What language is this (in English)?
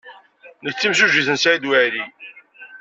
Kabyle